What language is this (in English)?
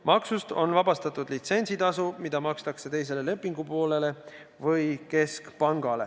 Estonian